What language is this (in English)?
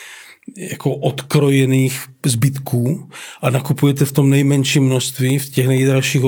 Czech